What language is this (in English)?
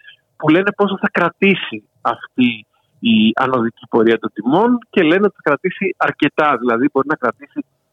Greek